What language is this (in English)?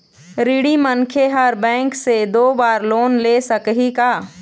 Chhattisgarhi